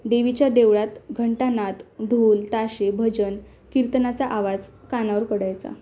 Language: Marathi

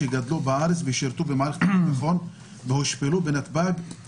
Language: Hebrew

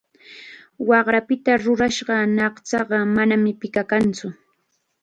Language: Chiquián Ancash Quechua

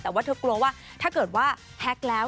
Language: Thai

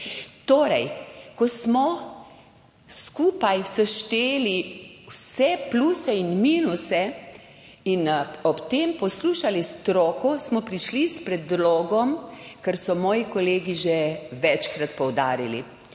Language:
Slovenian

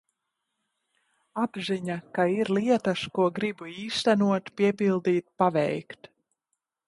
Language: Latvian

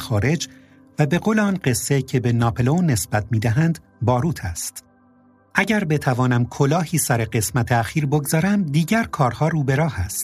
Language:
Persian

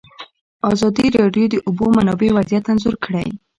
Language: Pashto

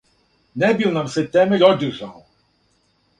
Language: Serbian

